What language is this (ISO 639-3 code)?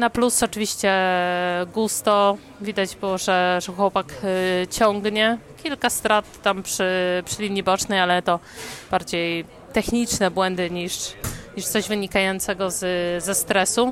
pol